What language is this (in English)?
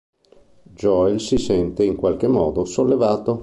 Italian